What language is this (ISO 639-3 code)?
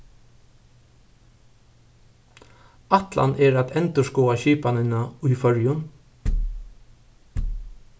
fao